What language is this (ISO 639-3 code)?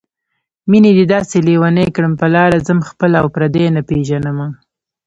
pus